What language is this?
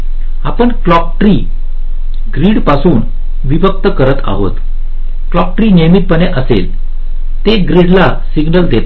Marathi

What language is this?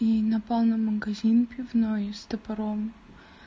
Russian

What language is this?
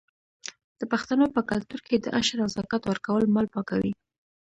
Pashto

